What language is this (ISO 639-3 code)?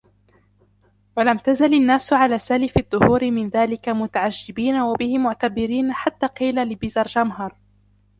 ara